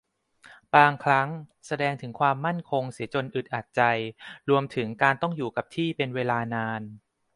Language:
Thai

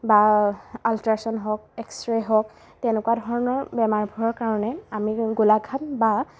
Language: Assamese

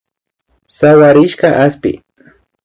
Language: Imbabura Highland Quichua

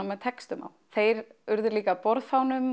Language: Icelandic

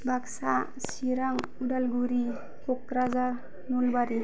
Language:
Bodo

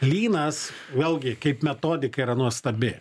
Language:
Lithuanian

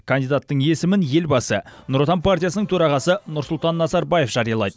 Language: Kazakh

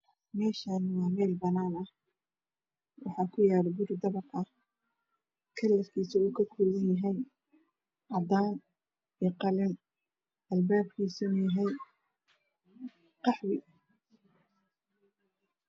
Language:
Somali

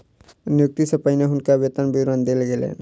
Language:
Maithili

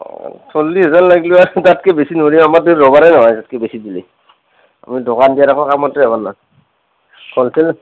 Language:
Assamese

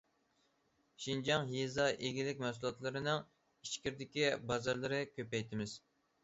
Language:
Uyghur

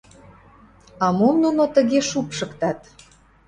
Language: Mari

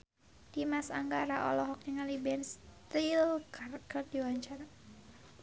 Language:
Sundanese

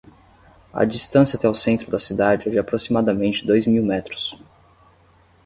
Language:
Portuguese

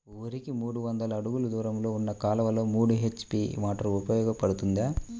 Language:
Telugu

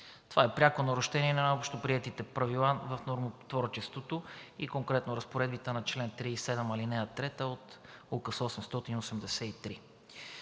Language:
Bulgarian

